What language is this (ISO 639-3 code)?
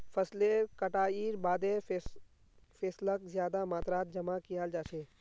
mag